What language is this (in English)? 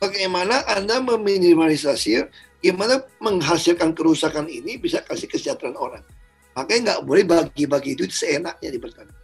Indonesian